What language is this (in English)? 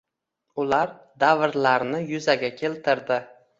Uzbek